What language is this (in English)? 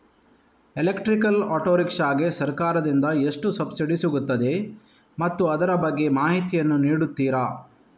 Kannada